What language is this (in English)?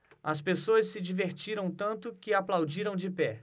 Portuguese